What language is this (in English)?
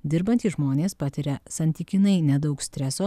Lithuanian